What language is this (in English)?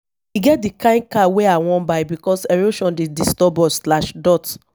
Nigerian Pidgin